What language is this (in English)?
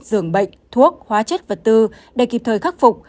Vietnamese